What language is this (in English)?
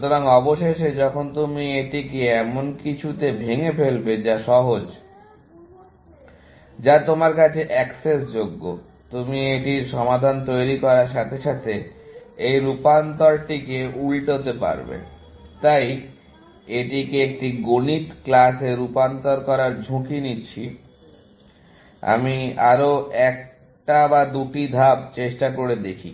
Bangla